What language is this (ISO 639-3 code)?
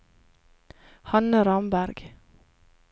nor